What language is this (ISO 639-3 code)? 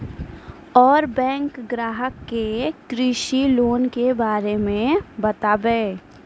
mai